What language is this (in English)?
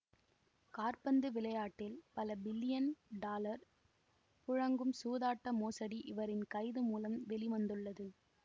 Tamil